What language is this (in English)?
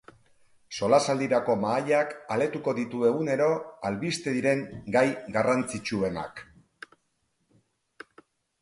Basque